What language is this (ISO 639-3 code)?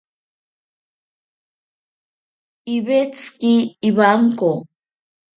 prq